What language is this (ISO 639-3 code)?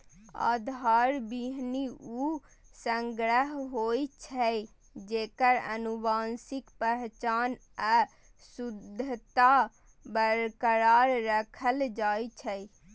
mai